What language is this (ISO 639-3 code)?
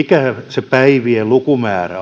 fin